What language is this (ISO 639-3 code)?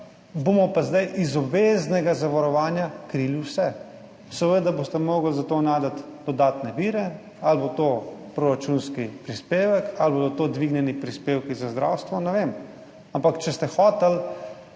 slv